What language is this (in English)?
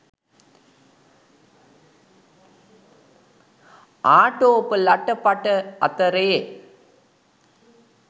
Sinhala